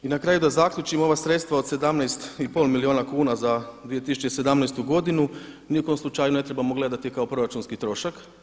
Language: Croatian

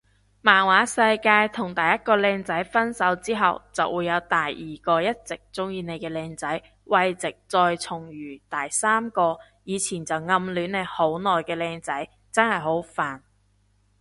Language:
Cantonese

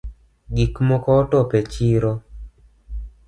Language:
Luo (Kenya and Tanzania)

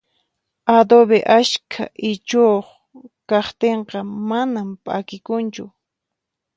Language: Puno Quechua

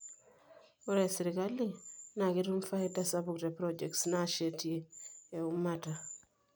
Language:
Masai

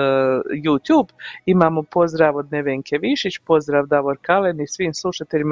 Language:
Croatian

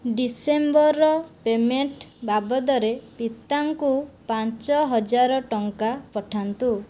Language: Odia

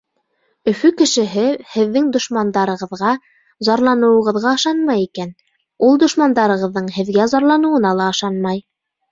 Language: Bashkir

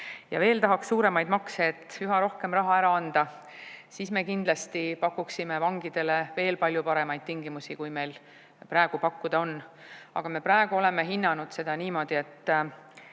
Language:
Estonian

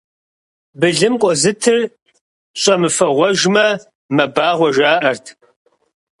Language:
Kabardian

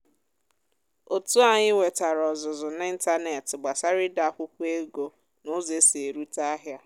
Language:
Igbo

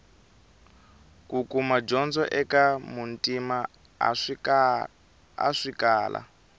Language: Tsonga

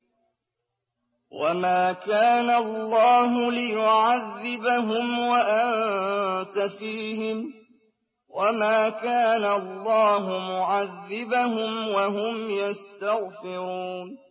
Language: Arabic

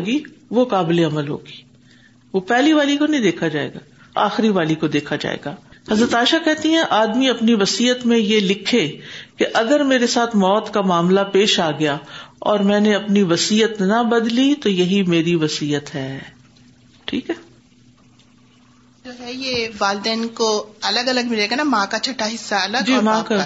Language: Urdu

